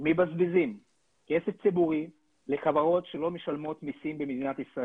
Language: Hebrew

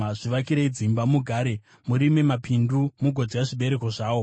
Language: Shona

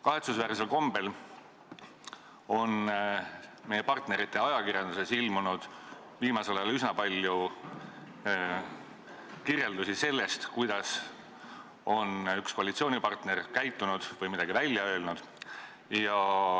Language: Estonian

